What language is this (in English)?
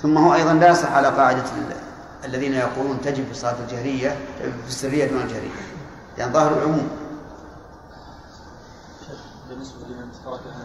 Arabic